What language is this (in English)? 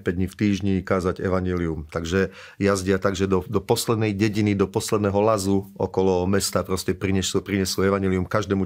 Slovak